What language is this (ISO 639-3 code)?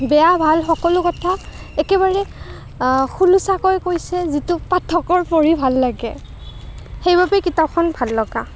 asm